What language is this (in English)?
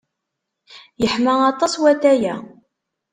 Kabyle